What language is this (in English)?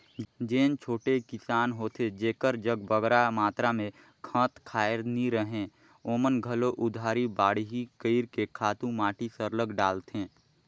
Chhattisgarhi